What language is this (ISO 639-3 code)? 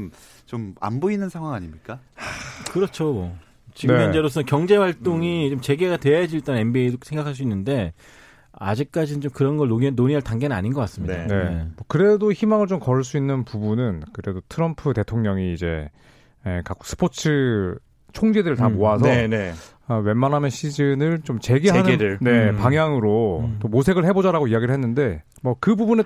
kor